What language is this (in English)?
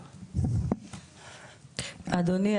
Hebrew